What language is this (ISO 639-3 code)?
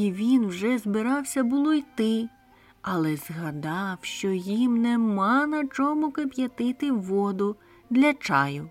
ukr